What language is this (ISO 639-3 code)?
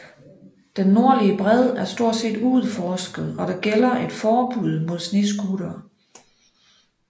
dan